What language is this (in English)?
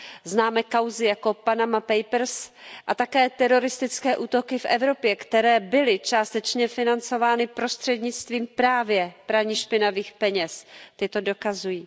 Czech